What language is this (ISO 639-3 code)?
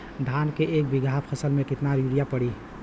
bho